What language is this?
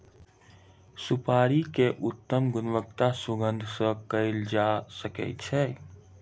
Maithili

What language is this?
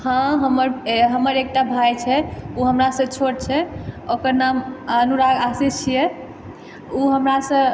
Maithili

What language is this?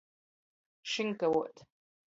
Latgalian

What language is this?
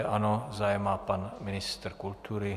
Czech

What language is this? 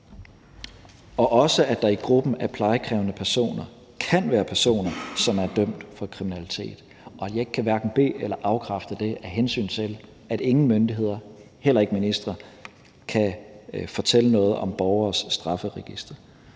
Danish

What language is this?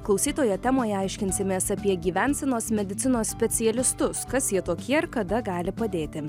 Lithuanian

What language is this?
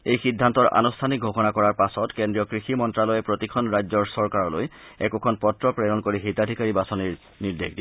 Assamese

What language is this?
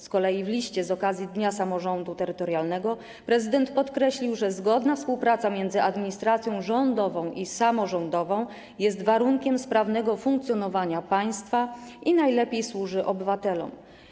Polish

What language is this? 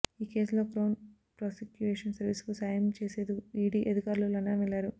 Telugu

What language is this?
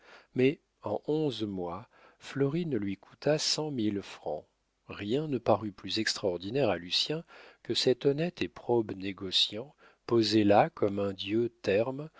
French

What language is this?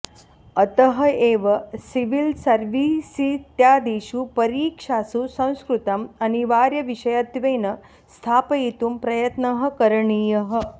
Sanskrit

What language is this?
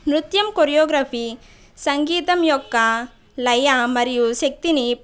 Telugu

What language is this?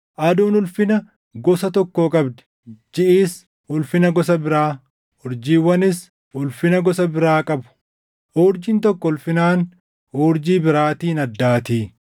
Oromo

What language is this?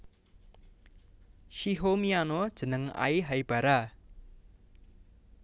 Javanese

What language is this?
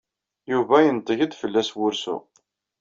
Kabyle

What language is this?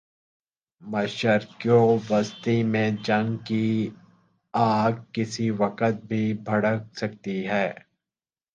Urdu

